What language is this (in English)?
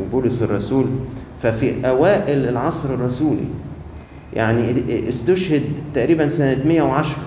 Arabic